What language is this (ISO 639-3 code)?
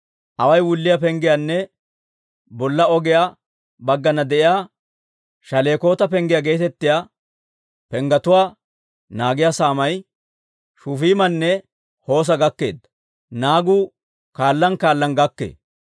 dwr